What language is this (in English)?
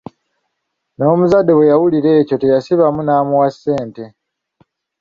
Ganda